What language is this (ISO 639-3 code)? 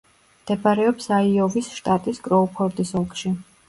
kat